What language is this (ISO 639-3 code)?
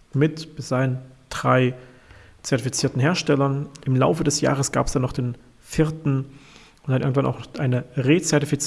deu